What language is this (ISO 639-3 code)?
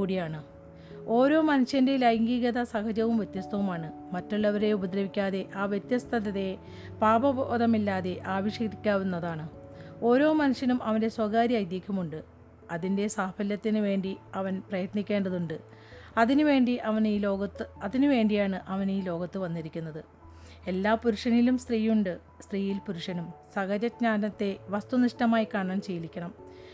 mal